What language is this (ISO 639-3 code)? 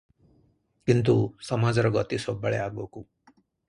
ori